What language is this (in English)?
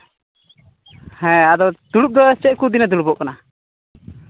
Santali